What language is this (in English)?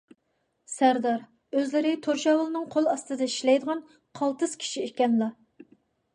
Uyghur